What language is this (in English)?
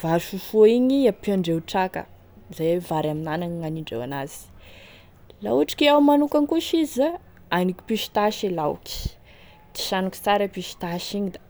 Tesaka Malagasy